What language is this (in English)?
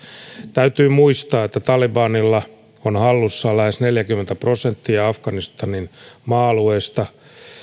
Finnish